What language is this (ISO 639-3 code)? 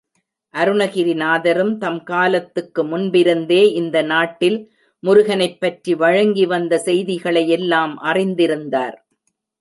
tam